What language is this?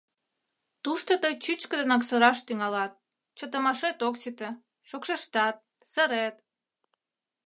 Mari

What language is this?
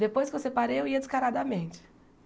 Portuguese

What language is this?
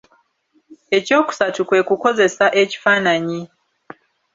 Ganda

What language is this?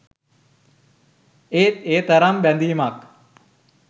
Sinhala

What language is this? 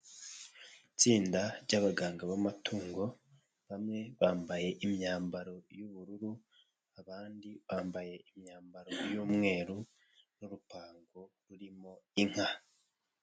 Kinyarwanda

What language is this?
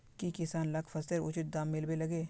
Magahi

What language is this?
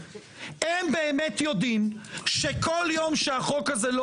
Hebrew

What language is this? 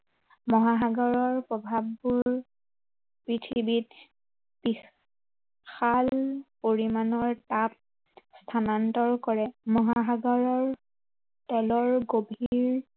Assamese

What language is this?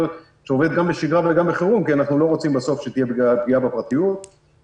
Hebrew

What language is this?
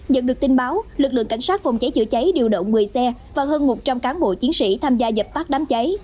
Vietnamese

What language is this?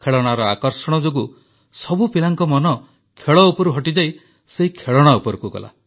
Odia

